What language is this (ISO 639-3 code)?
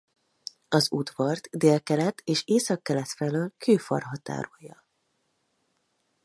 hun